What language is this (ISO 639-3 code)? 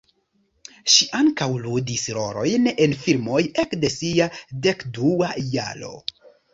epo